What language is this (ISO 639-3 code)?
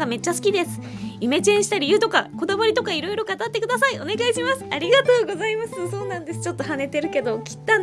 jpn